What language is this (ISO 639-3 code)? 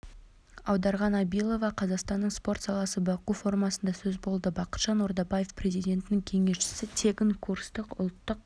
kaz